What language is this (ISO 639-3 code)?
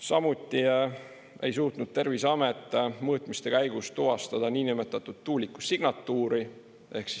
est